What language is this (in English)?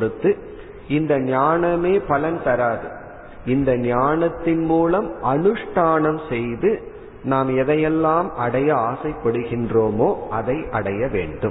Tamil